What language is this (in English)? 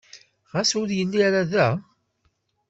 Kabyle